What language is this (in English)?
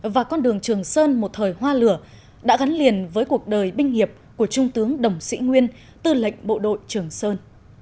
Vietnamese